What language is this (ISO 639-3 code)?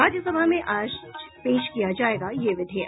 hin